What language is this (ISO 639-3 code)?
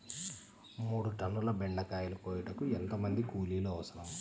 tel